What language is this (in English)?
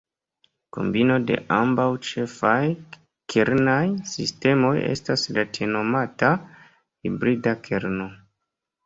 Esperanto